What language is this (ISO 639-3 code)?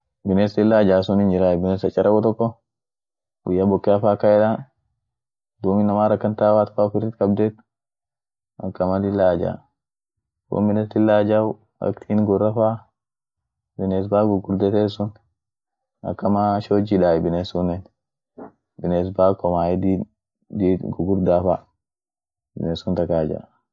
orc